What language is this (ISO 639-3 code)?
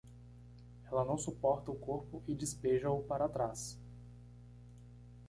por